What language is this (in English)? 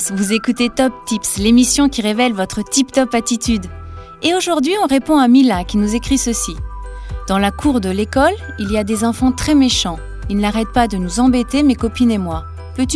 French